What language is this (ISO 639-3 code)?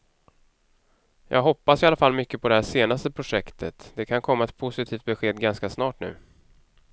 swe